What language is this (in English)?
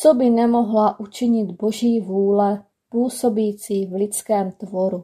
Czech